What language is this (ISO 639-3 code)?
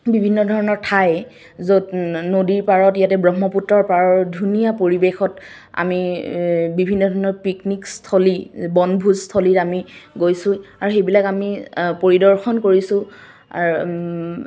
asm